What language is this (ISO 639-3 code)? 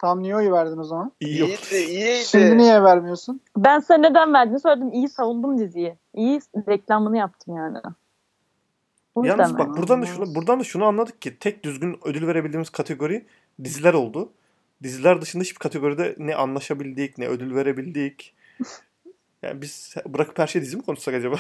tur